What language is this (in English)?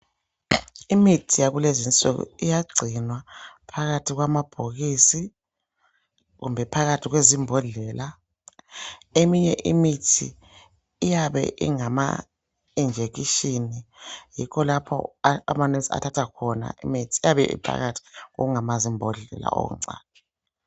North Ndebele